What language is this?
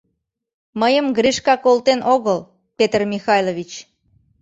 Mari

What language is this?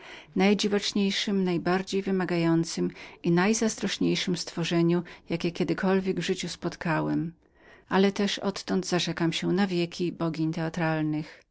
Polish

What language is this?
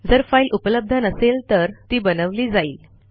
Marathi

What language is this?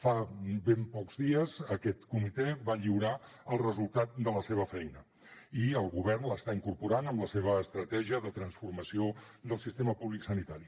Catalan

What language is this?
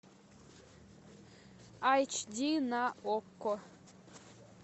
Russian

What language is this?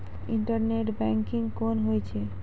Maithili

